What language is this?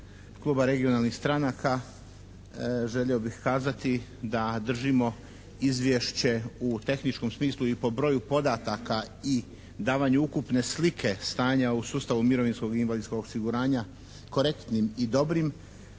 Croatian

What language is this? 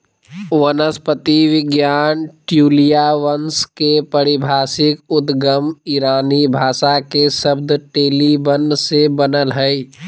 Magahi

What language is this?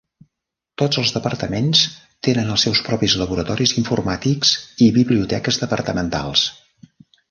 Catalan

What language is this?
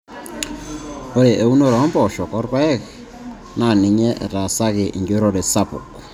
Masai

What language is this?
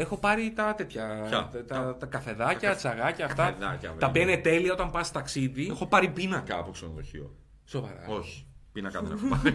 Greek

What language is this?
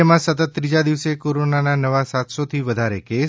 Gujarati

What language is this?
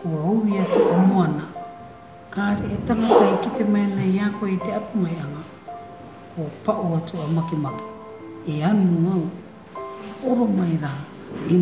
Māori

